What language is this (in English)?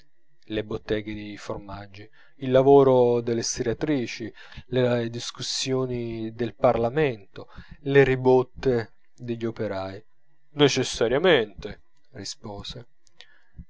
Italian